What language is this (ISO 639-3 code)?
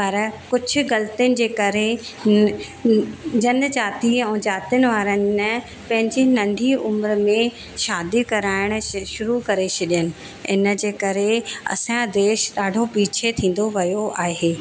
snd